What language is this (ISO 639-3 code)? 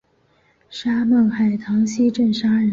zho